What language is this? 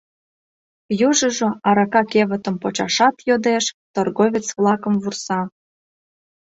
Mari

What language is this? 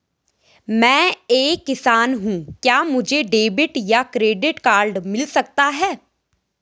Hindi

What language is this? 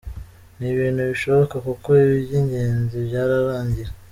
Kinyarwanda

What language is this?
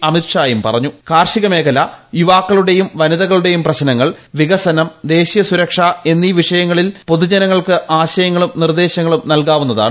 Malayalam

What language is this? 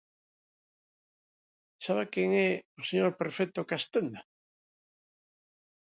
Galician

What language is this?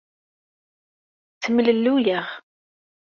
Kabyle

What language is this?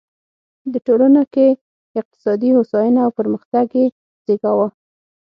Pashto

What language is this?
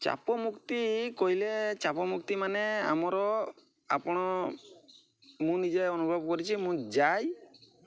Odia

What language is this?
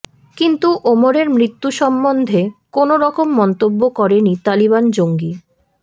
Bangla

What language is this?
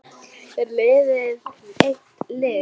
Icelandic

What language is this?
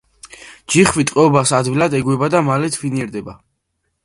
Georgian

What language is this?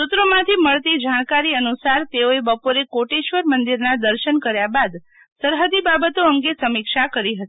Gujarati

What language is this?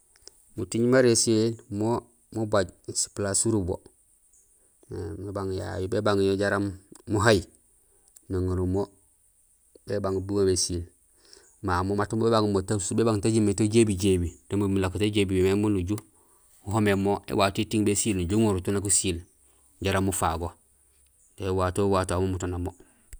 Gusilay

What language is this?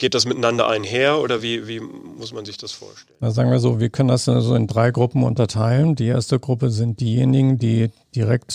German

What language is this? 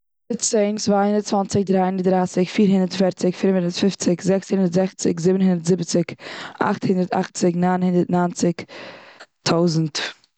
Yiddish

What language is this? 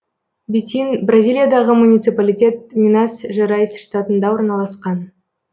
Kazakh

